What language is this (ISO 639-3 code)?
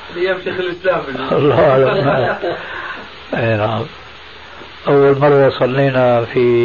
ara